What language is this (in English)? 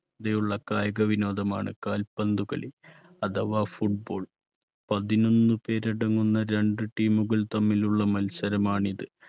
Malayalam